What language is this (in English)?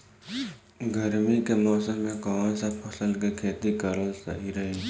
Bhojpuri